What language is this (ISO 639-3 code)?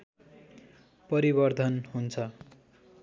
nep